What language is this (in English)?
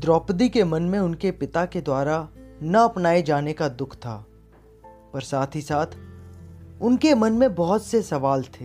Hindi